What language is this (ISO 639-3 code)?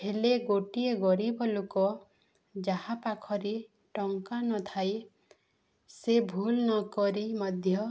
ori